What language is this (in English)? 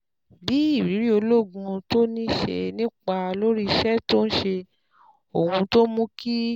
Yoruba